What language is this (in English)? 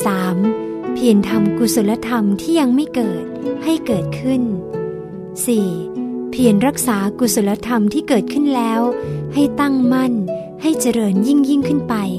Thai